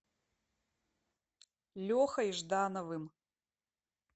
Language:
Russian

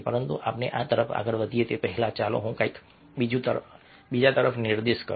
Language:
Gujarati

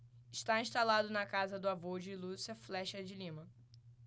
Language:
Portuguese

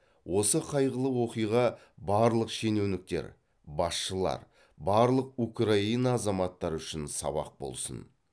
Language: Kazakh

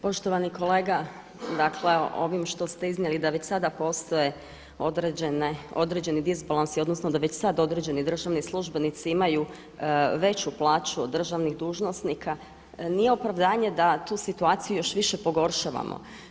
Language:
Croatian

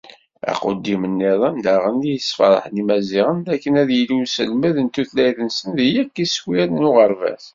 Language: Kabyle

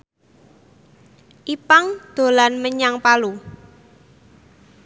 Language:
Javanese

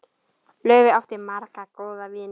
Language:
Icelandic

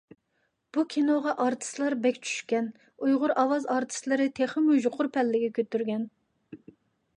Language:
Uyghur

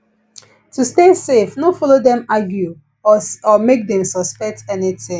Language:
Nigerian Pidgin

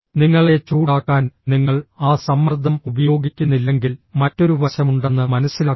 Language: Malayalam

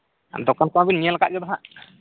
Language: Santali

